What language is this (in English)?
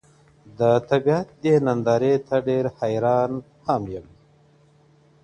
Pashto